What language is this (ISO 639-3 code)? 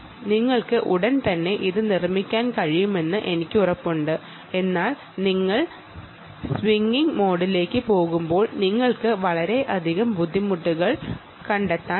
mal